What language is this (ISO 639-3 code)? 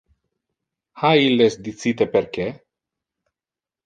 ina